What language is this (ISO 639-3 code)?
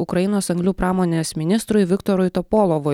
lit